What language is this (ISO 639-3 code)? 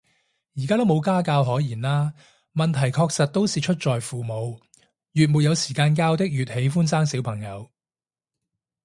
yue